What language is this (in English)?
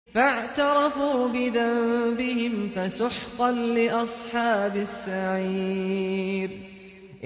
Arabic